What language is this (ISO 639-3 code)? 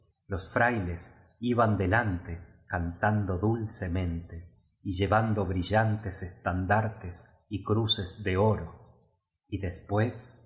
spa